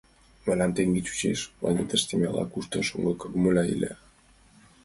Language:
Mari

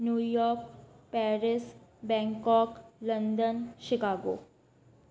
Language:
Sindhi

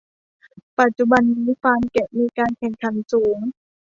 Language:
Thai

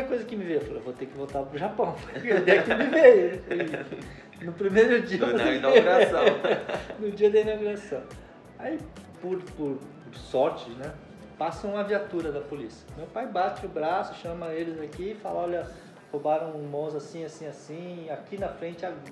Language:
Portuguese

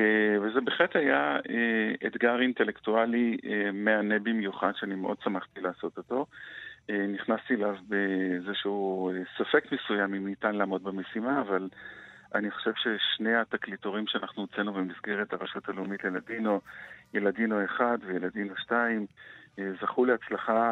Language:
Hebrew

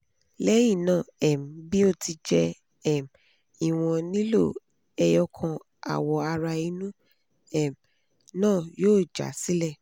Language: Yoruba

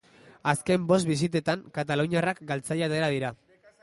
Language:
Basque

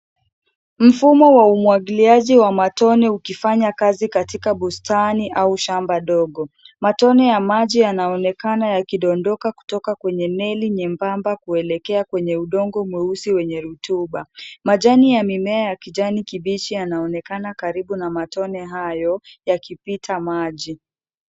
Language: Swahili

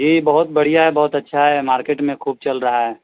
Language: Urdu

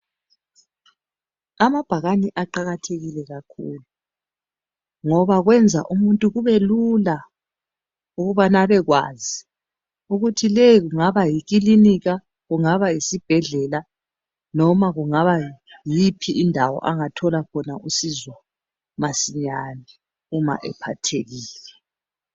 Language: North Ndebele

